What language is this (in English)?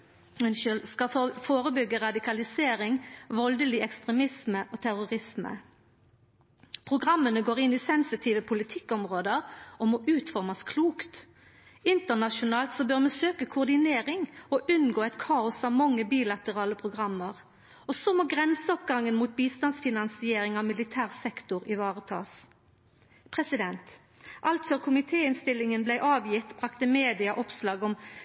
Norwegian Nynorsk